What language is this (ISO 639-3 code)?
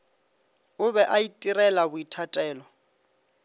nso